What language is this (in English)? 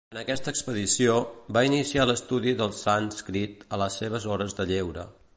Catalan